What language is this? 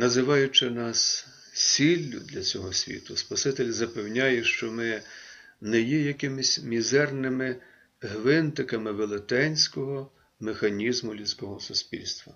Ukrainian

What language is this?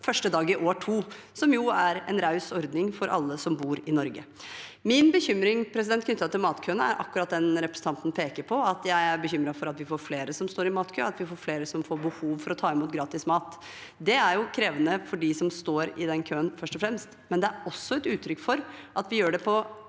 Norwegian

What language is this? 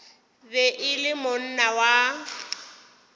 Northern Sotho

